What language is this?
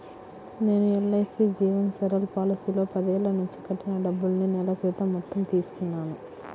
Telugu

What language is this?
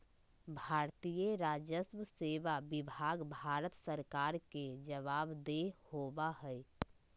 Magahi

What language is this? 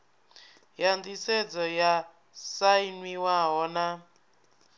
Venda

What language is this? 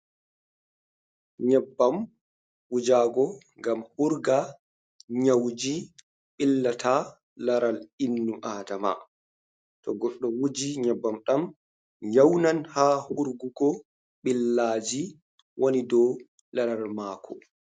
Fula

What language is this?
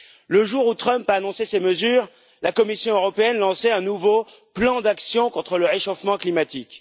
French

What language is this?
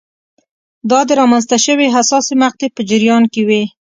Pashto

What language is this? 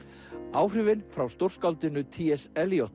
Icelandic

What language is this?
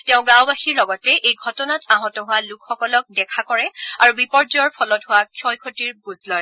Assamese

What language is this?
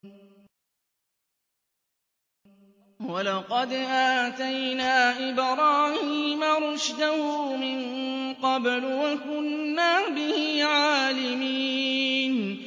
Arabic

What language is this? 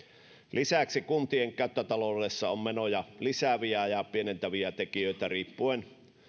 Finnish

